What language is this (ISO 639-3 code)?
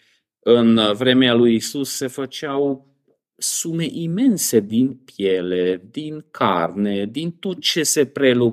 ron